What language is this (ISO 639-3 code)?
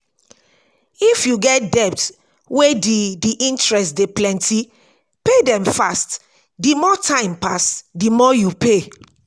pcm